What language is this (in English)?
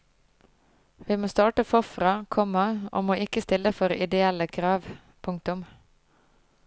Norwegian